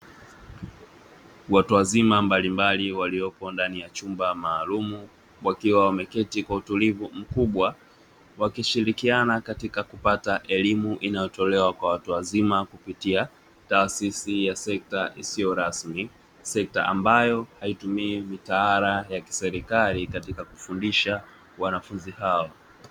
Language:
Swahili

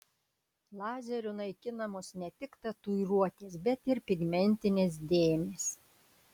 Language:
Lithuanian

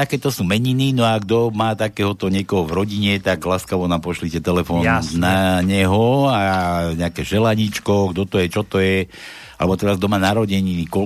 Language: Slovak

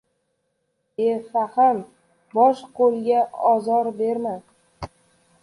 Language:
Uzbek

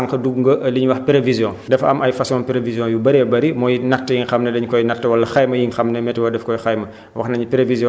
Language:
Wolof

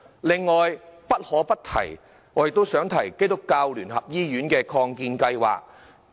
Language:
Cantonese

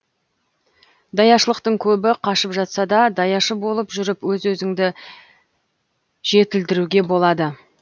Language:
Kazakh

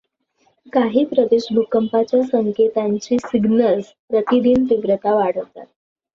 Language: Marathi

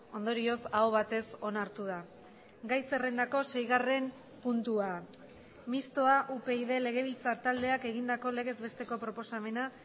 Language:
Basque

